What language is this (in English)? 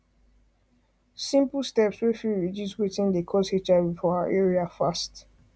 Nigerian Pidgin